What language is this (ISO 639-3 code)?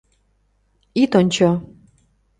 chm